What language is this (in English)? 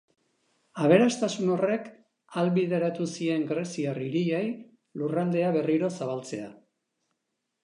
Basque